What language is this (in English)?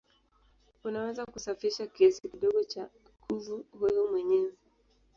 Swahili